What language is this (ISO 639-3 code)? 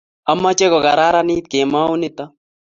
kln